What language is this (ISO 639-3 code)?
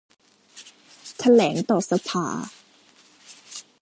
tha